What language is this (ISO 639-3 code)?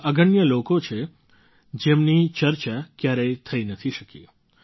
guj